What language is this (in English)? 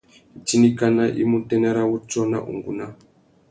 Tuki